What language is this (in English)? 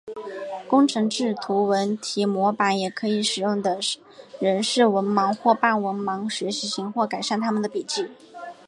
Chinese